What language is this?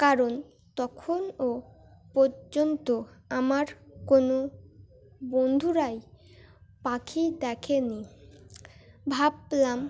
Bangla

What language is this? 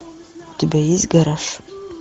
Russian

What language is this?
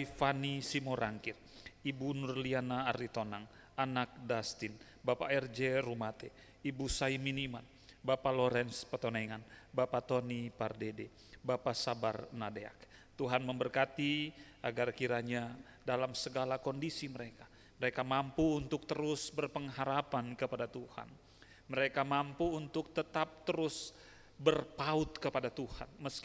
Indonesian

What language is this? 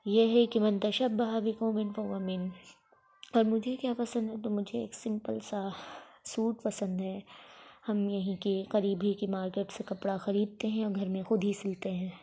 Urdu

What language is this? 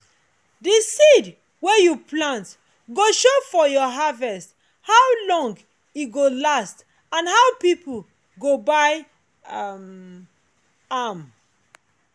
Nigerian Pidgin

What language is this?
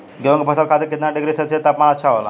Bhojpuri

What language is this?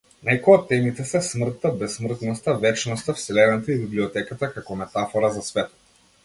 Macedonian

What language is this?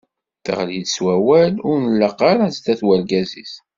Kabyle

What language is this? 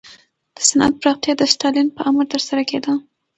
Pashto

